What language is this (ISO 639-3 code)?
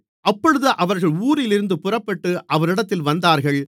tam